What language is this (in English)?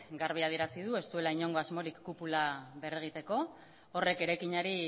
Basque